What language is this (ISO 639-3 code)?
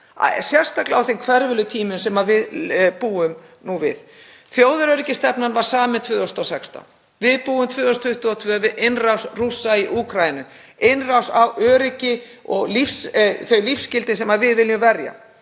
isl